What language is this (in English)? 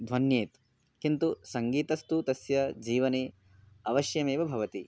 Sanskrit